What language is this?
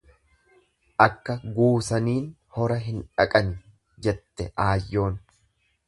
Oromo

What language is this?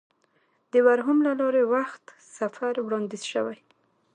Pashto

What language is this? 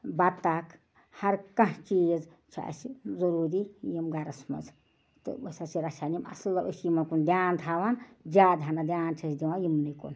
Kashmiri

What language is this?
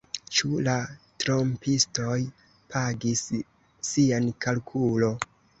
Esperanto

